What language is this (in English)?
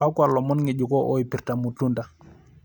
Masai